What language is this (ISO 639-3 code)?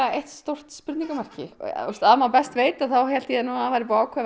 isl